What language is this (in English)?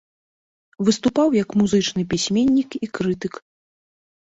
Belarusian